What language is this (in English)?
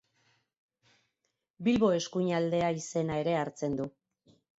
Basque